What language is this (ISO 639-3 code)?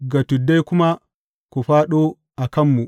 hau